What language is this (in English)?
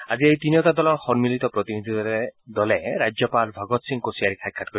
Assamese